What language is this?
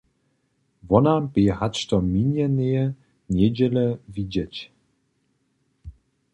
Upper Sorbian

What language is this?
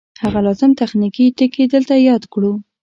Pashto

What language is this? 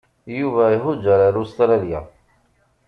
Kabyle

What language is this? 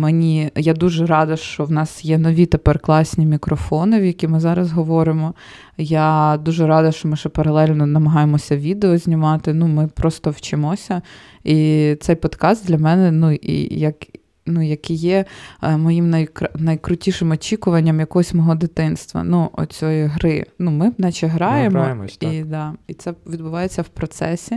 Ukrainian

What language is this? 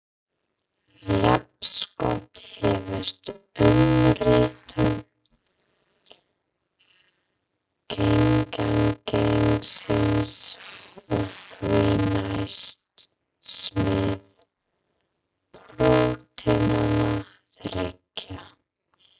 Icelandic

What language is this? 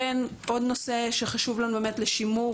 Hebrew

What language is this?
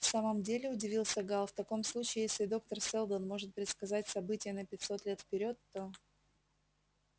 Russian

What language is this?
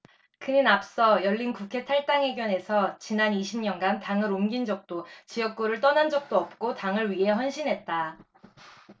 Korean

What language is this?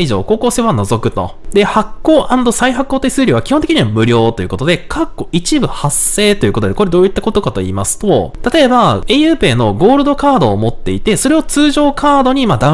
Japanese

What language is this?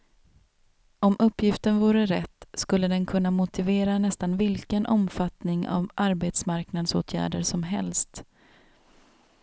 Swedish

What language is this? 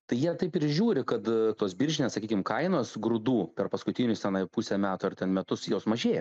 Lithuanian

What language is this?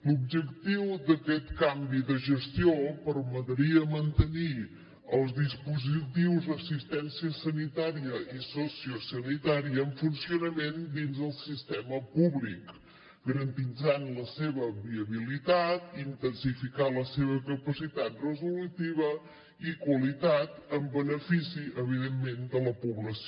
Catalan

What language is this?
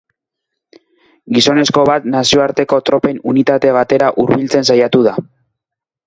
Basque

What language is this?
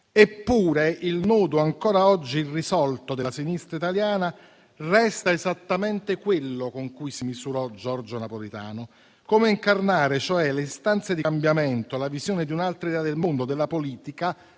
Italian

